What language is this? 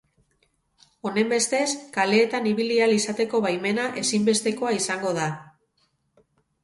Basque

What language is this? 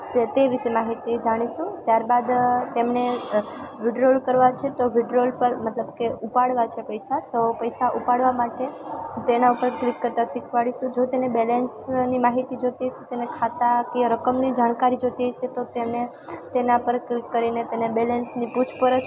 Gujarati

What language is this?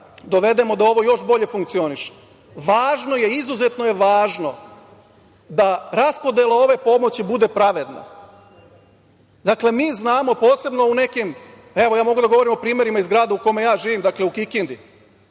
Serbian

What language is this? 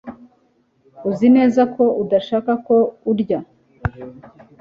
Kinyarwanda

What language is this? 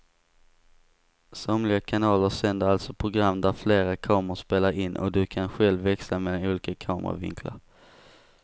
Swedish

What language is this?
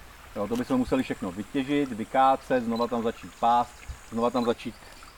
Czech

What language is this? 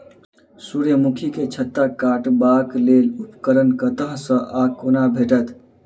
Maithili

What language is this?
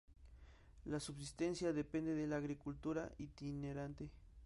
Spanish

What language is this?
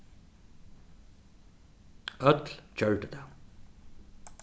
Faroese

